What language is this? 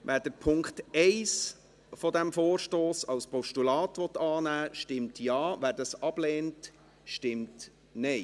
Swiss German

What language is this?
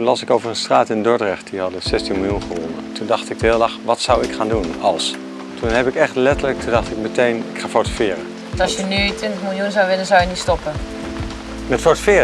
Dutch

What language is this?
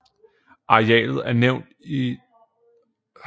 Danish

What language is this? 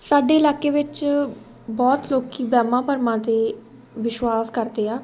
Punjabi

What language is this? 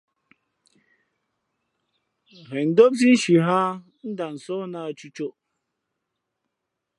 Fe'fe'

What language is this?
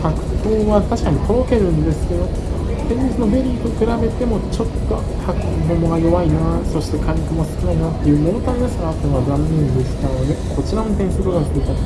Japanese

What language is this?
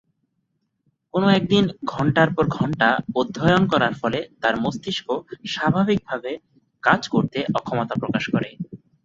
Bangla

